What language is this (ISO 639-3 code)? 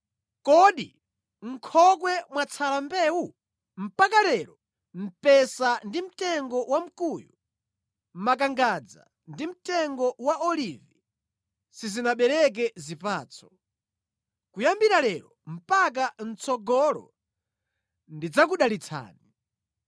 nya